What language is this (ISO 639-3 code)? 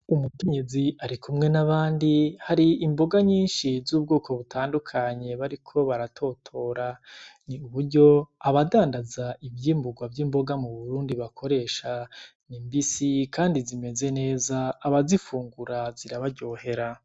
run